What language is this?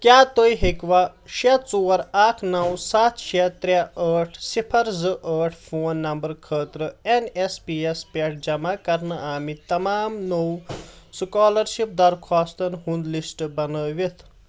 Kashmiri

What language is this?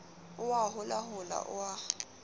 Southern Sotho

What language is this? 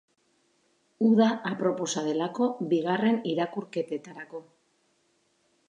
Basque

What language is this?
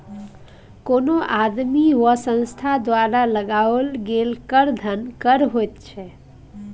Maithili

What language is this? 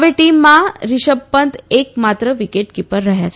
Gujarati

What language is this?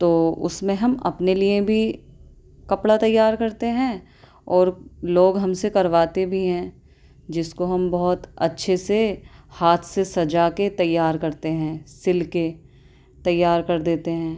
Urdu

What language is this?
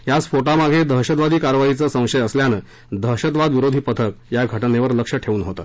Marathi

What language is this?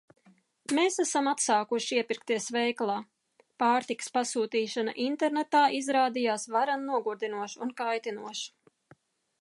Latvian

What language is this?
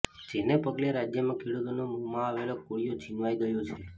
Gujarati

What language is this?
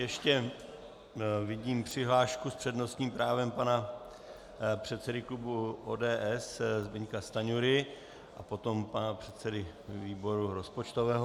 Czech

